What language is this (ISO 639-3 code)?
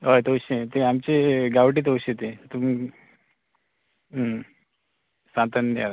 kok